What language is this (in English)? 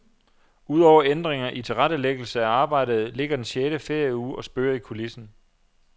Danish